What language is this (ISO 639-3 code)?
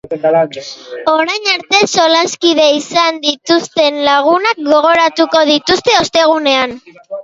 eus